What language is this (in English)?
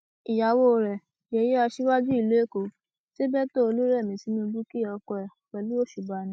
Yoruba